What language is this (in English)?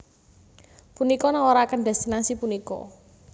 Javanese